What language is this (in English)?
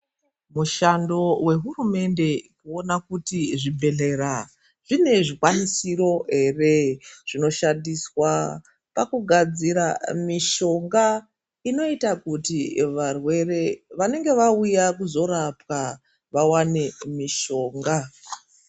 Ndau